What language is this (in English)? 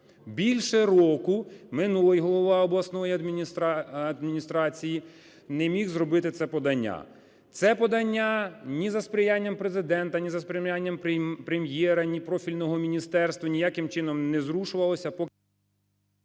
Ukrainian